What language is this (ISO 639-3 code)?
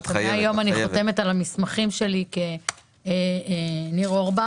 heb